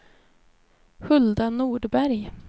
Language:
Swedish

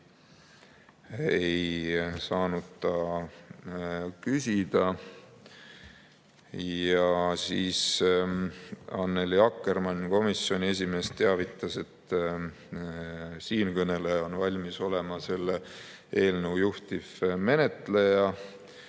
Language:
Estonian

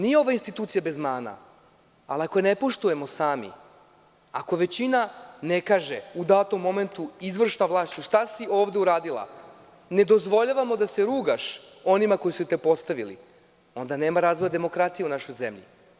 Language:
Serbian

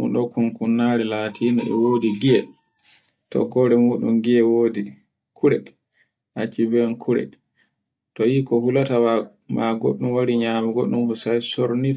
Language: Borgu Fulfulde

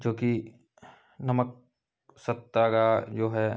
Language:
Hindi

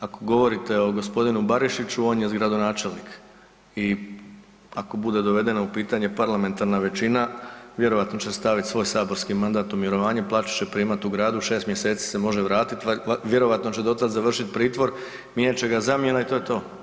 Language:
Croatian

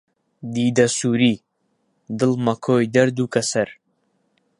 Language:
Central Kurdish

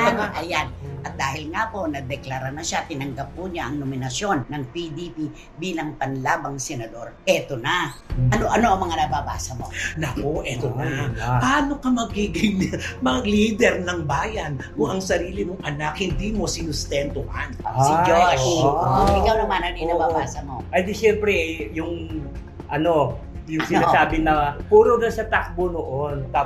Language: Filipino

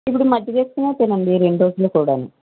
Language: Telugu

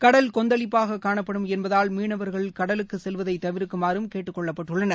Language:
Tamil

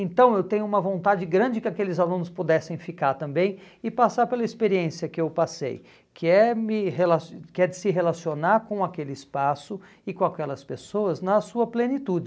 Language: Portuguese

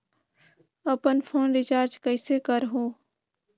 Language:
Chhattisgarhi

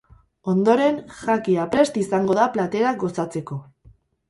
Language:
Basque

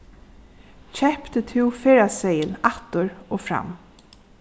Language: Faroese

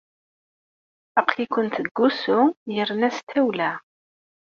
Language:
Kabyle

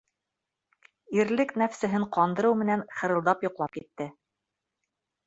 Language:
Bashkir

